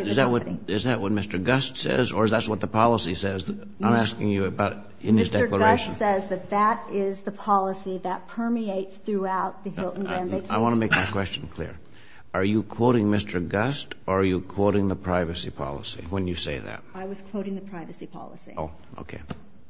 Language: English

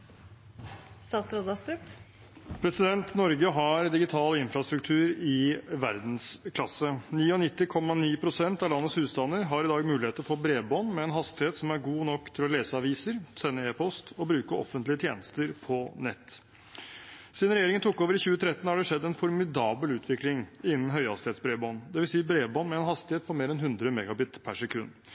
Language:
Norwegian Bokmål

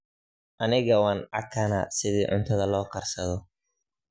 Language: Somali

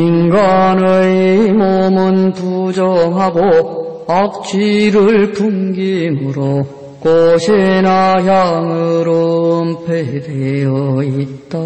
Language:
Korean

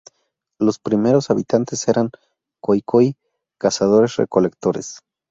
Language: Spanish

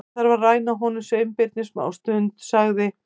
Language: Icelandic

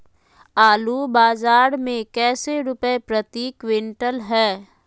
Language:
Magahi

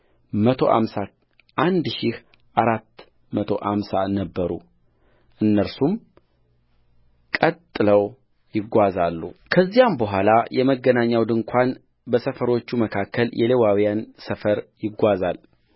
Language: Amharic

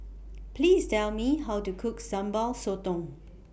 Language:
English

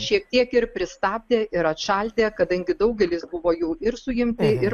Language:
Lithuanian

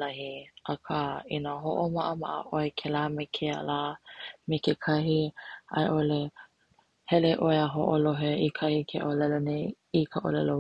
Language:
Hawaiian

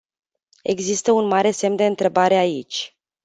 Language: Romanian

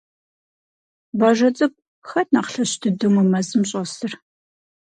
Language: Kabardian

